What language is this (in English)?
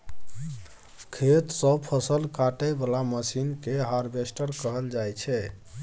Maithili